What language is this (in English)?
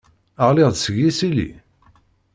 Kabyle